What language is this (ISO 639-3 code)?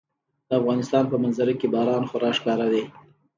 pus